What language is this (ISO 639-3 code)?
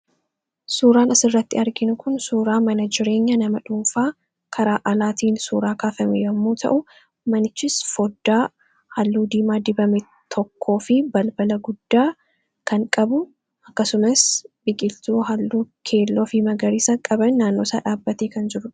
orm